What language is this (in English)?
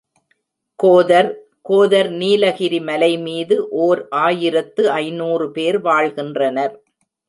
Tamil